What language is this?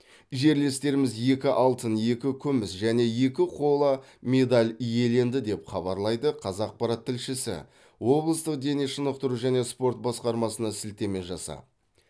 Kazakh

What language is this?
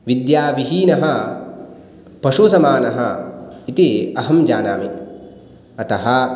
Sanskrit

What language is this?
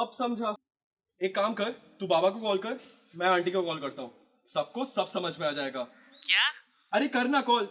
Hindi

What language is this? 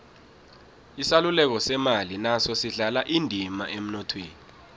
South Ndebele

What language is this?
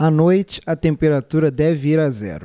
Portuguese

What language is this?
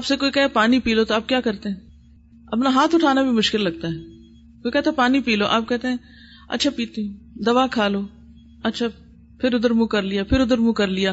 Urdu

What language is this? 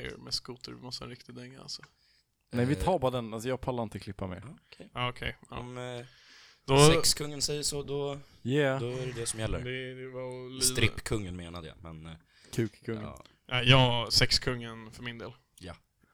Swedish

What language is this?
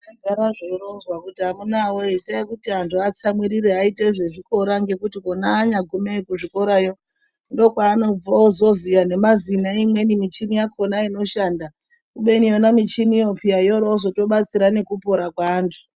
Ndau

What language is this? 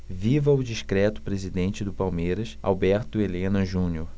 Portuguese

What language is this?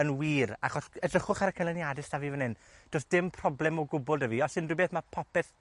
Welsh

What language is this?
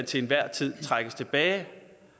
Danish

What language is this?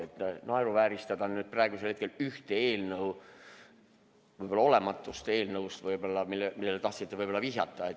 Estonian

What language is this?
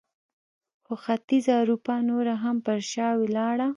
Pashto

